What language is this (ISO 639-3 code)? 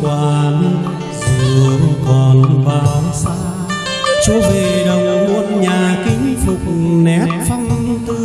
vie